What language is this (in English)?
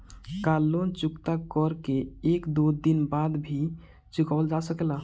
Bhojpuri